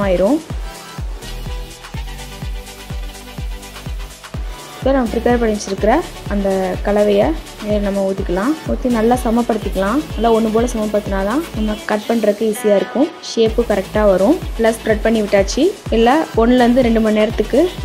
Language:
Hindi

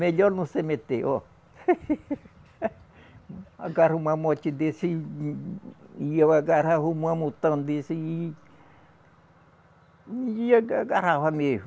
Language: Portuguese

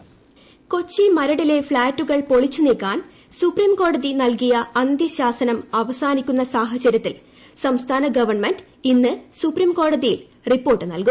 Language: Malayalam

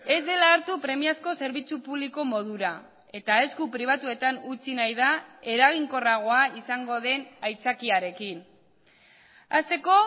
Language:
Basque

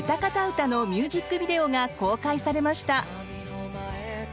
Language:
Japanese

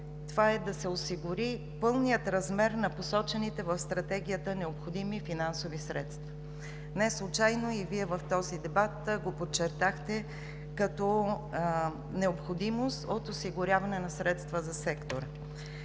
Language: Bulgarian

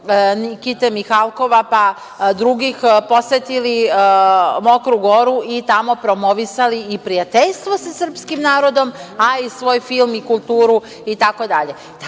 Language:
Serbian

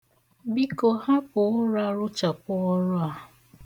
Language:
Igbo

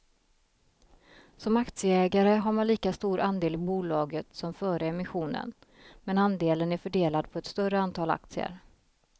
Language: Swedish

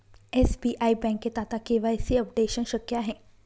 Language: Marathi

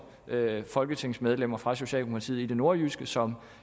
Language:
Danish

